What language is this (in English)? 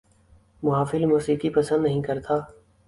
Urdu